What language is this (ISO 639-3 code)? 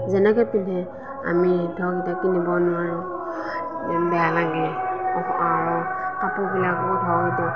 asm